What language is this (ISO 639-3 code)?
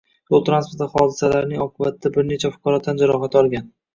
uzb